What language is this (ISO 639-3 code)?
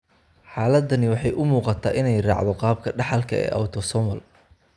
som